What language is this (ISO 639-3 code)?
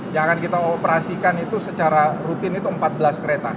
ind